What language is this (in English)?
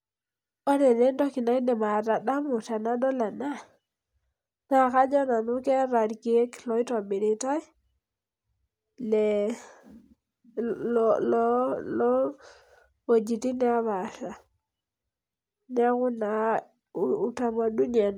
Masai